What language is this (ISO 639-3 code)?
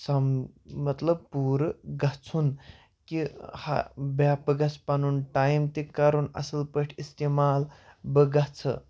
kas